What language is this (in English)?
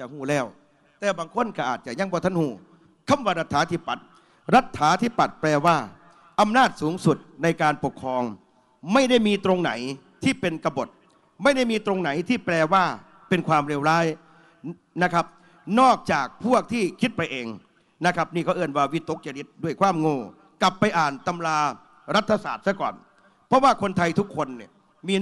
Thai